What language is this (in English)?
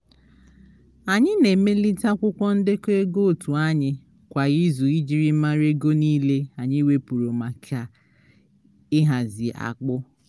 Igbo